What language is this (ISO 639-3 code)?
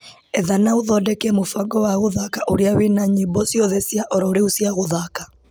kik